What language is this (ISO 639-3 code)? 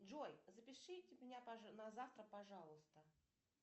rus